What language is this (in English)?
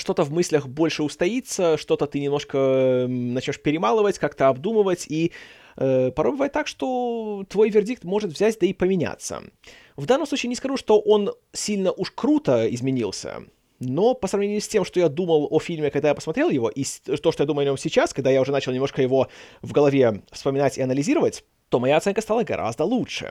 Russian